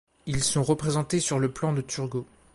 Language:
French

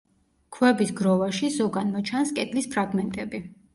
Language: Georgian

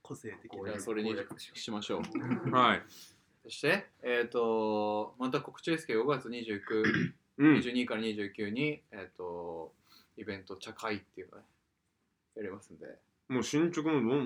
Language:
Japanese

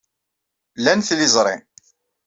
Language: Kabyle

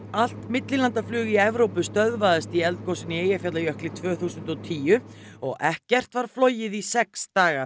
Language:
Icelandic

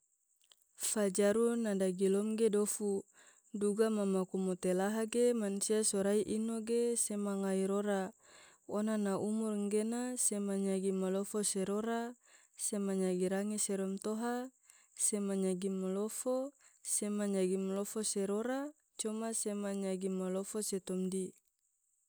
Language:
Tidore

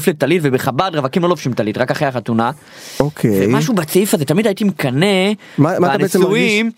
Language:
Hebrew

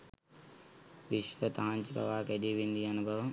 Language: Sinhala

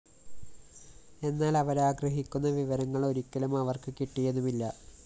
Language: Malayalam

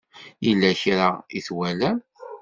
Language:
Kabyle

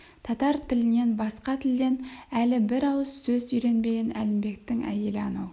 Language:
Kazakh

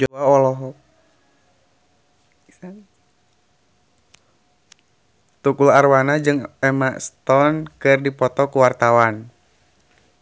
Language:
Sundanese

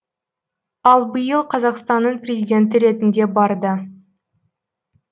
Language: Kazakh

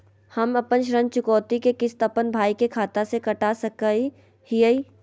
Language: Magahi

